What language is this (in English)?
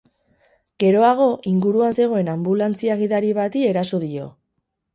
Basque